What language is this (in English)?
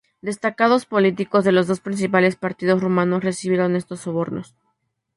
Spanish